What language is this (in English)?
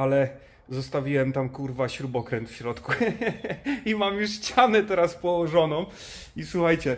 Polish